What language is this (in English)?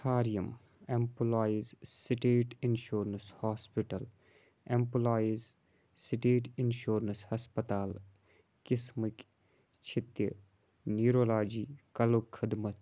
Kashmiri